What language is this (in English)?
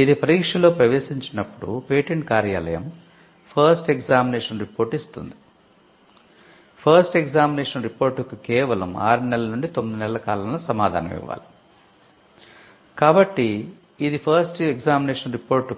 Telugu